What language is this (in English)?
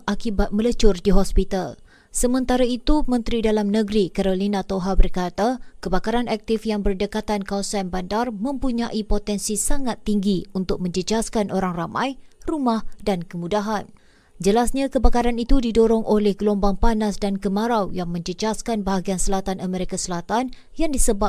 Malay